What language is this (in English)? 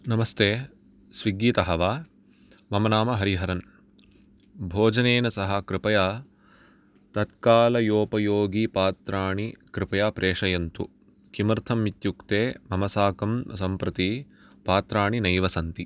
Sanskrit